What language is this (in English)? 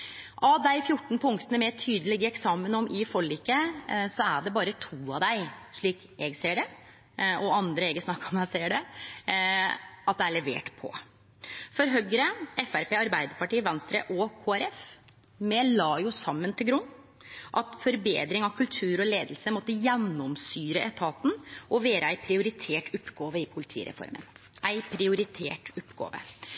Norwegian Nynorsk